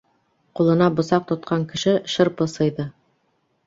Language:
Bashkir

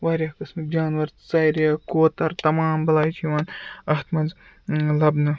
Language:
Kashmiri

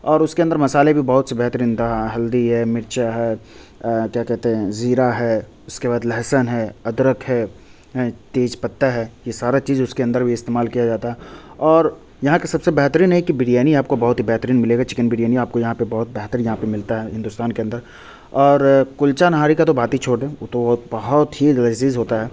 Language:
Urdu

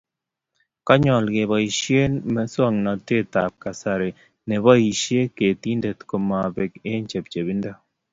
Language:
Kalenjin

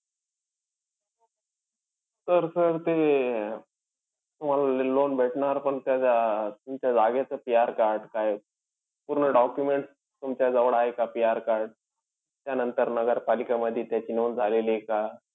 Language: Marathi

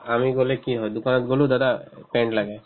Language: Assamese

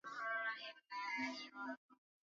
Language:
Swahili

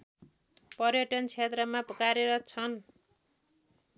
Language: Nepali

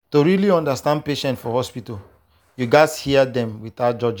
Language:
Nigerian Pidgin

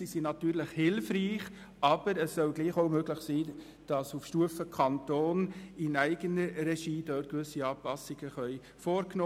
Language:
Swiss German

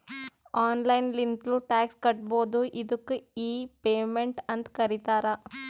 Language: Kannada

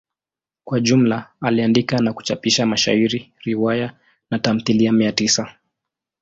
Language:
Swahili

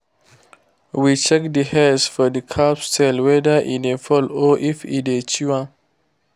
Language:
Nigerian Pidgin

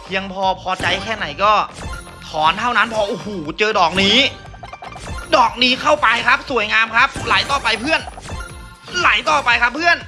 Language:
Thai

